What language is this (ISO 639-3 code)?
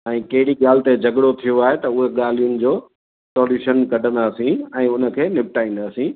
snd